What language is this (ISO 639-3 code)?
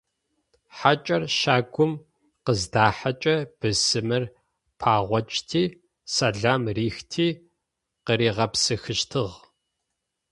ady